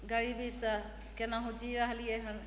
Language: Maithili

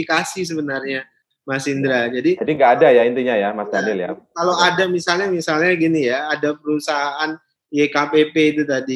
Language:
Indonesian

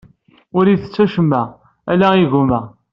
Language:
Kabyle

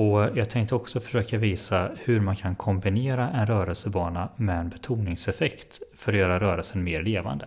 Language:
Swedish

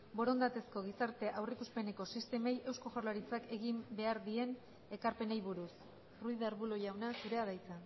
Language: Basque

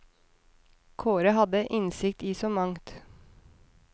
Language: Norwegian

